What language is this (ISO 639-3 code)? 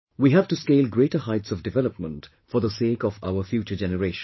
eng